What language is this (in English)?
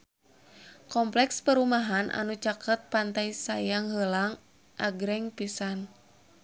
Sundanese